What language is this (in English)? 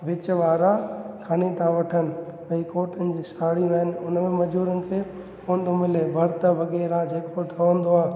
Sindhi